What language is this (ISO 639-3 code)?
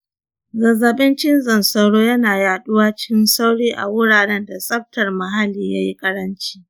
hau